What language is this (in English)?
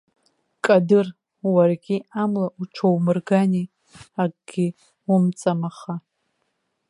Abkhazian